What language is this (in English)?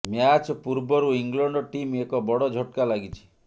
Odia